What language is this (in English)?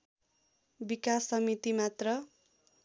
Nepali